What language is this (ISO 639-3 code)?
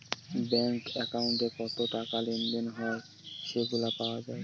ben